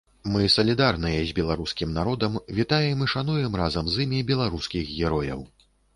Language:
Belarusian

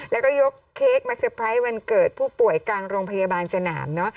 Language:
Thai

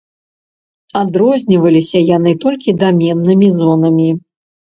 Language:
Belarusian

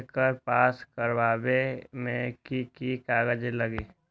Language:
Magahi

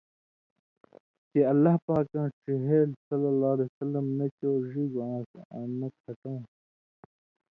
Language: Indus Kohistani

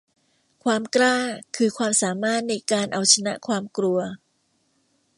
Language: Thai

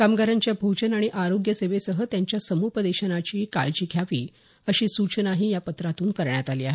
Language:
Marathi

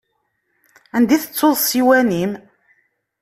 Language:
Kabyle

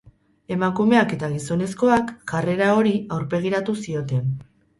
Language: Basque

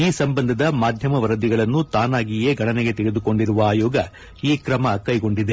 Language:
Kannada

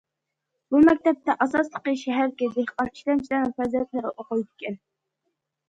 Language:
Uyghur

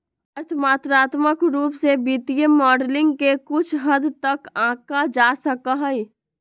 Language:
Magahi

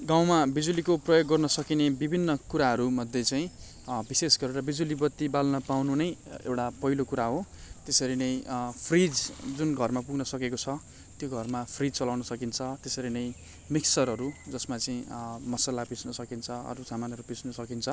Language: Nepali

